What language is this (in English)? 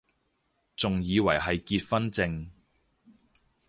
Cantonese